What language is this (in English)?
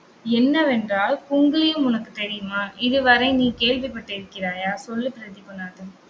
Tamil